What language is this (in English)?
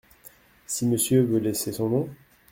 French